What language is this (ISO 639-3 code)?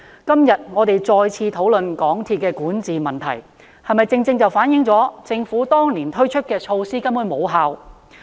yue